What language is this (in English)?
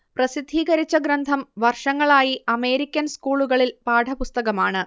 Malayalam